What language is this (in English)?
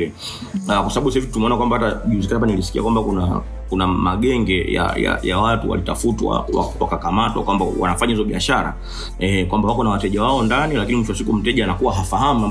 Swahili